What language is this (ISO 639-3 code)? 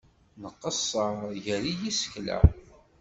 kab